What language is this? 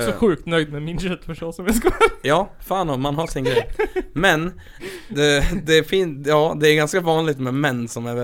Swedish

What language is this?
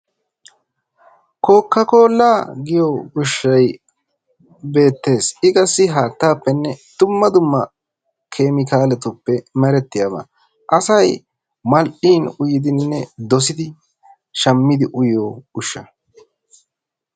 Wolaytta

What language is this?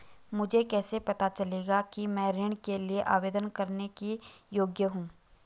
Hindi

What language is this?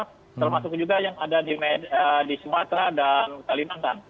Indonesian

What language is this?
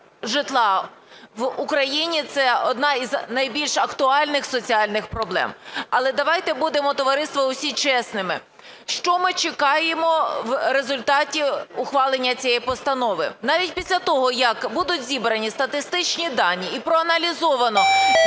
Ukrainian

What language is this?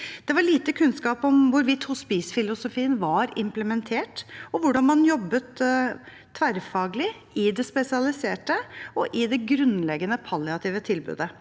Norwegian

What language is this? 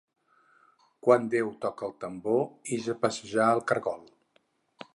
Catalan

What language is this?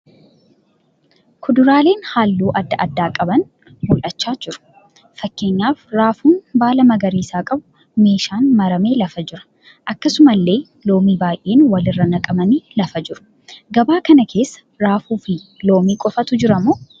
Oromo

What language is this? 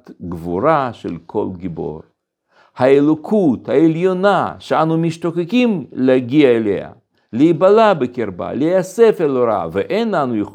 Hebrew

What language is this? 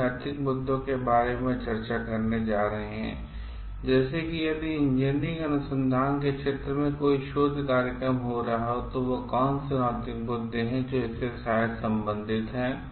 Hindi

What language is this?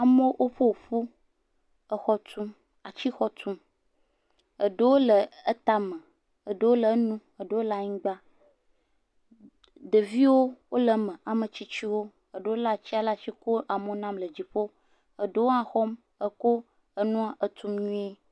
Ewe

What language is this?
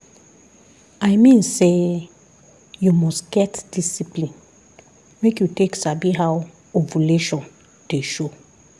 Nigerian Pidgin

